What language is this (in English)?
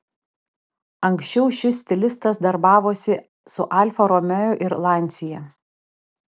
Lithuanian